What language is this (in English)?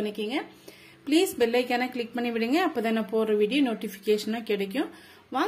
Tamil